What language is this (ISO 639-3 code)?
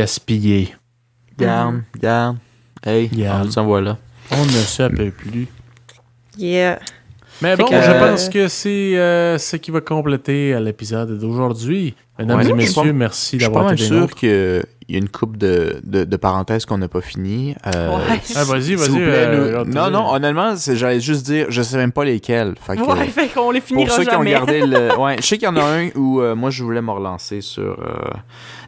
fra